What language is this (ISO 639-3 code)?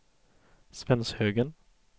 swe